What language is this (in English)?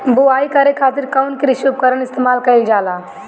Bhojpuri